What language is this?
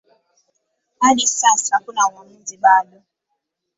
Swahili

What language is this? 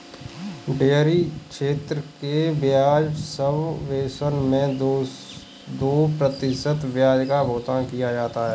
Hindi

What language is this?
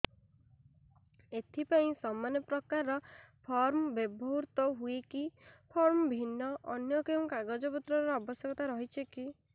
Odia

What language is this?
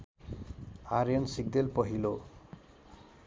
Nepali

